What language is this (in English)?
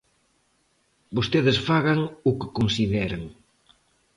Galician